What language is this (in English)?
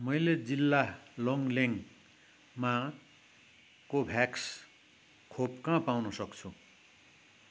Nepali